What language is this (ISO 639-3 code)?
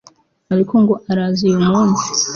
kin